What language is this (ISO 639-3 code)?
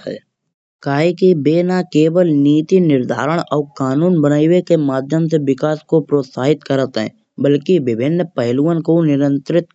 bjj